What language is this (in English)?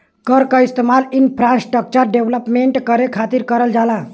Bhojpuri